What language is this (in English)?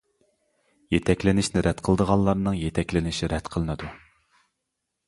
Uyghur